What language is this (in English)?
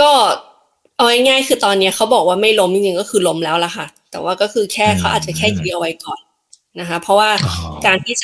Thai